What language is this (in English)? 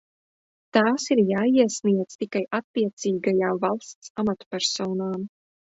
Latvian